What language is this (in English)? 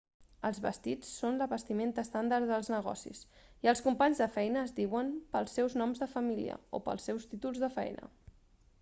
Catalan